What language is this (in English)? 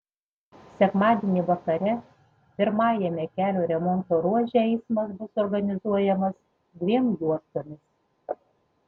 Lithuanian